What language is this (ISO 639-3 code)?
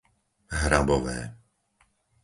slk